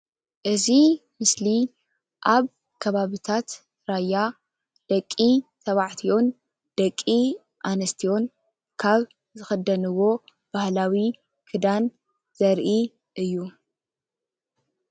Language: Tigrinya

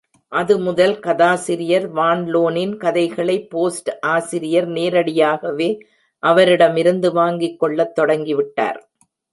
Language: Tamil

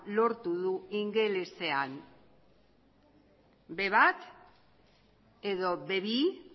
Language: Basque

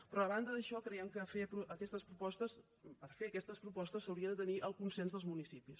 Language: Catalan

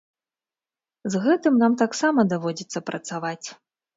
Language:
Belarusian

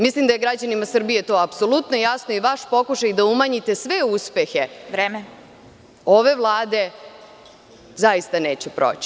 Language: Serbian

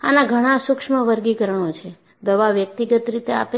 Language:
Gujarati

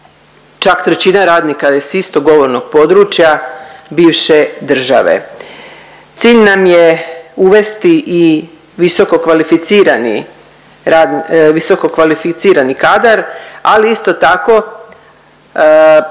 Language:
Croatian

